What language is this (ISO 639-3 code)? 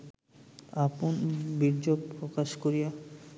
ben